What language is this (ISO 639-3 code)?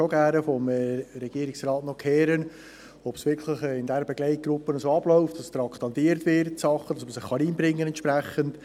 gsw